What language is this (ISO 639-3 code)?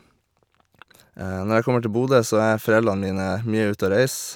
nor